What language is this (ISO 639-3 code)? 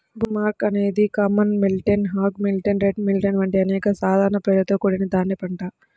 tel